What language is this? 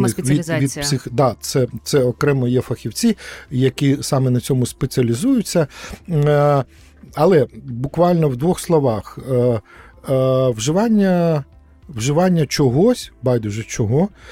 Ukrainian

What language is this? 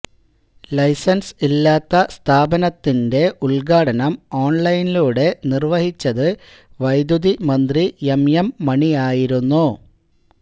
Malayalam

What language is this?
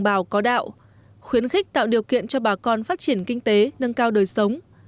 Vietnamese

